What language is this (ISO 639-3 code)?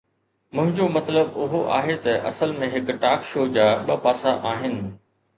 snd